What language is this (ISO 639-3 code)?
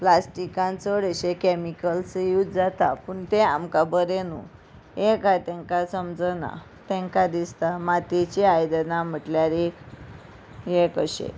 kok